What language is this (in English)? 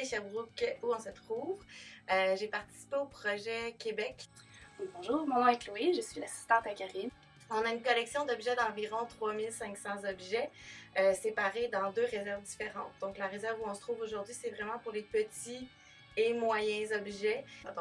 French